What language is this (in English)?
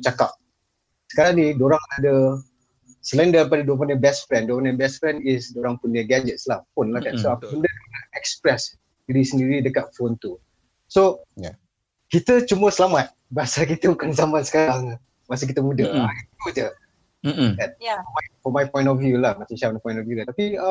Malay